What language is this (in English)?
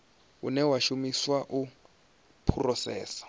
Venda